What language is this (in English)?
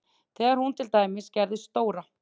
Icelandic